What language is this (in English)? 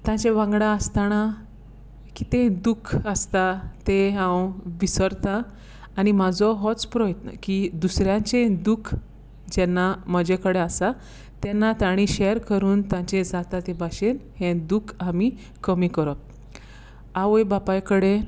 Konkani